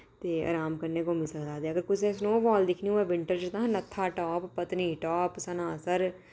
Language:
Dogri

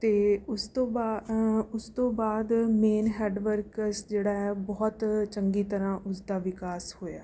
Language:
Punjabi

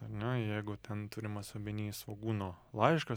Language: Lithuanian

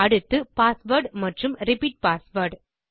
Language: Tamil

